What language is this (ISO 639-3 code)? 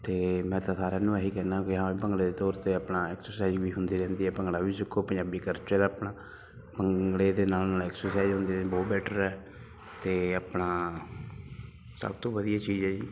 pan